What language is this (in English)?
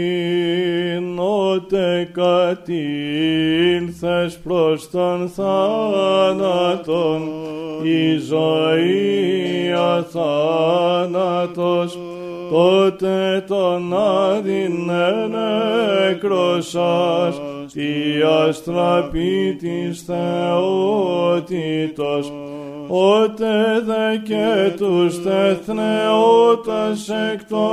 Greek